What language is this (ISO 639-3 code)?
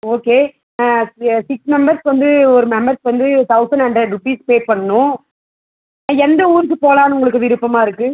tam